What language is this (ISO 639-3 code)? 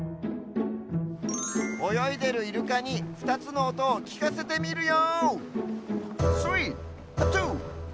jpn